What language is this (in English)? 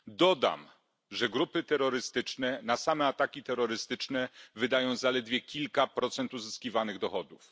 Polish